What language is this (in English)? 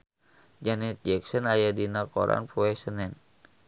Sundanese